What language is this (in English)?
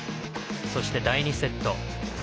Japanese